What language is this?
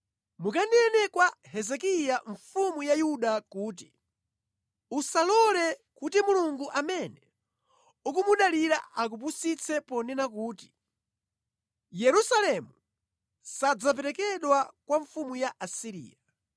Nyanja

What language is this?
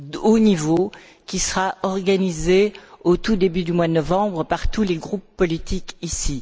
French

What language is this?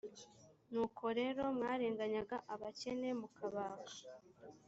Kinyarwanda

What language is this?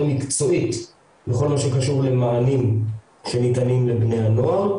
Hebrew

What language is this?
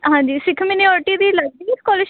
Punjabi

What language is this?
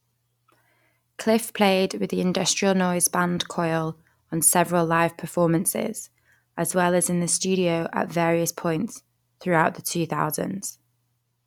English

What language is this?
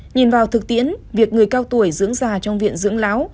Vietnamese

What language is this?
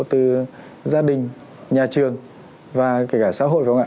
Vietnamese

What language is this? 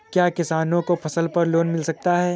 Hindi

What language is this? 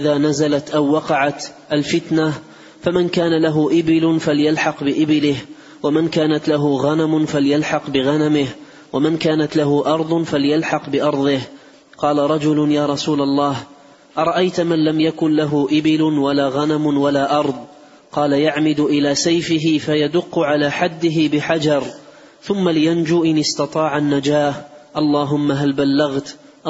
Arabic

